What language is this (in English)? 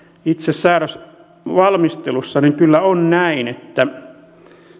Finnish